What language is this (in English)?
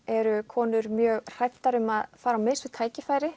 Icelandic